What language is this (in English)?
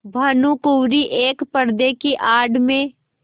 Hindi